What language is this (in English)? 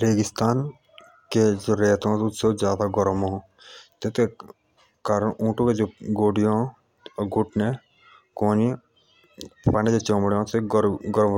Jaunsari